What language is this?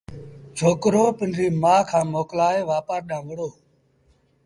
Sindhi Bhil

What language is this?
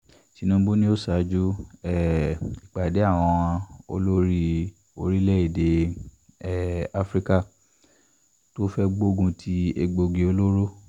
Yoruba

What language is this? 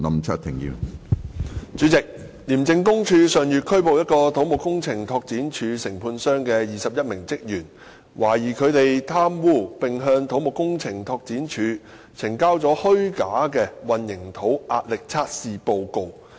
Cantonese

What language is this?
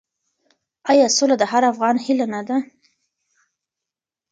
Pashto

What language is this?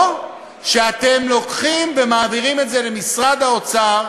Hebrew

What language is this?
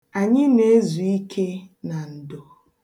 Igbo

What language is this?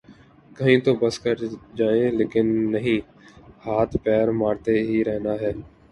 Urdu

